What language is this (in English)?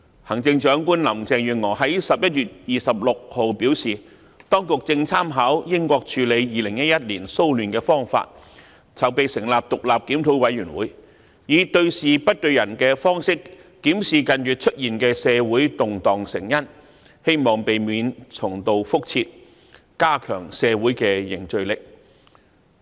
Cantonese